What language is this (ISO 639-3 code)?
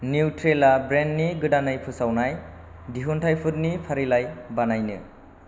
brx